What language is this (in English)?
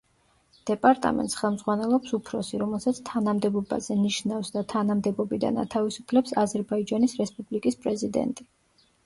Georgian